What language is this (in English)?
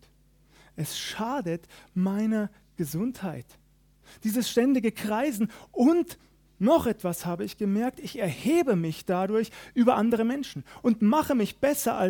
German